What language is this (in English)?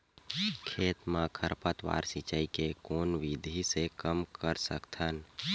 Chhattisgarhi